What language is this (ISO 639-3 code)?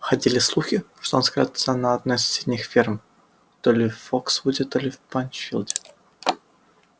rus